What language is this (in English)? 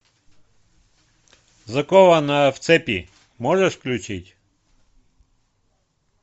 Russian